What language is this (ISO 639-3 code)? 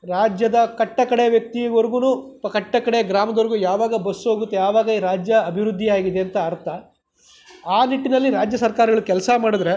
kan